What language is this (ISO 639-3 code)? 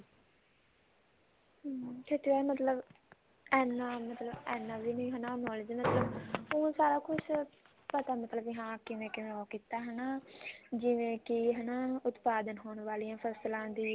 pan